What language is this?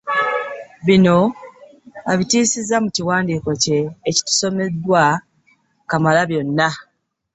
Ganda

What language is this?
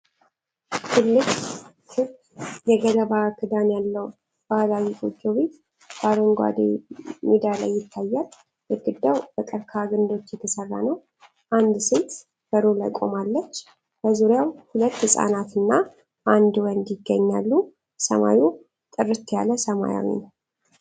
Amharic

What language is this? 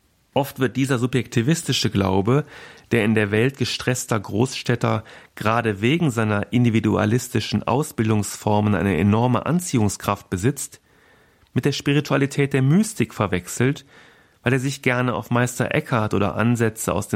German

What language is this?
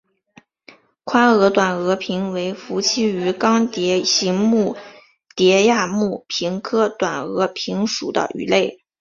Chinese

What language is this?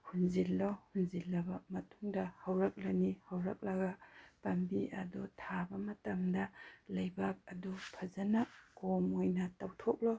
Manipuri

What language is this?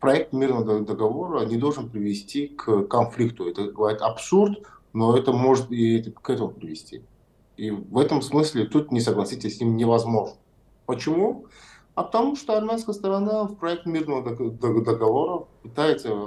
Russian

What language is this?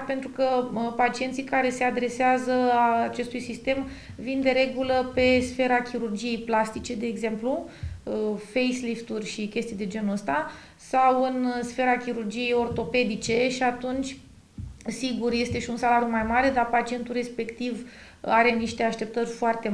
Romanian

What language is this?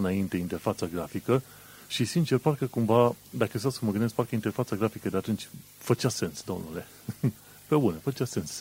Romanian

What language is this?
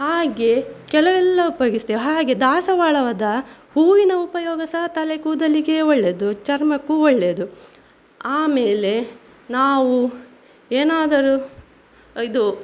Kannada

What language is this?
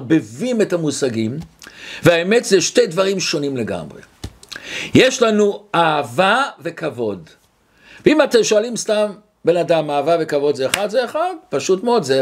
Hebrew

